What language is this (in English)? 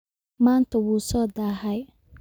Somali